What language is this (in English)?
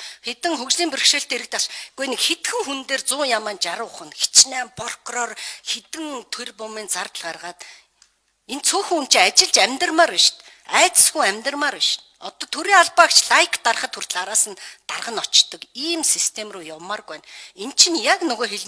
Turkish